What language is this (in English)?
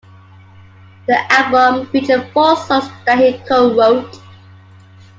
English